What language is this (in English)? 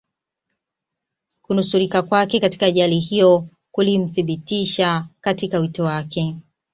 Swahili